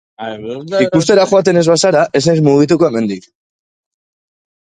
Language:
Basque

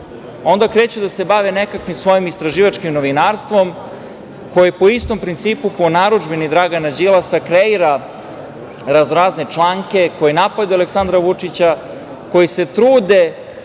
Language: Serbian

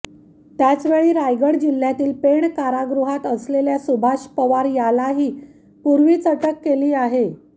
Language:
Marathi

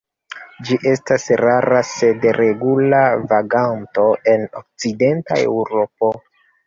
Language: Esperanto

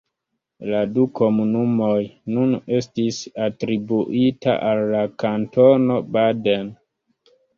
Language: Esperanto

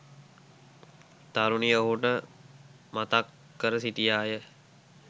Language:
Sinhala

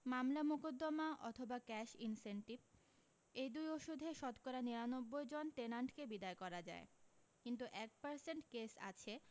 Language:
Bangla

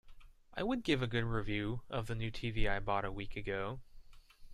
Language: English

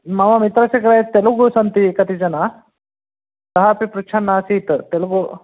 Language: Sanskrit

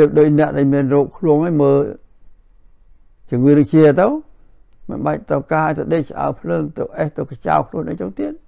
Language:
Thai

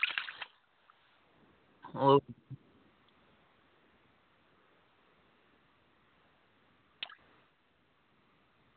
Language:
Dogri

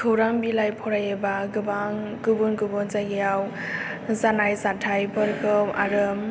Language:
Bodo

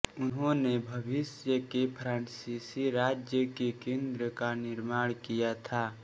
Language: Hindi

